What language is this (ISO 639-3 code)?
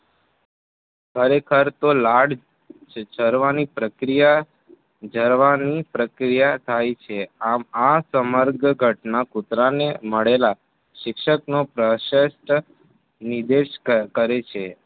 guj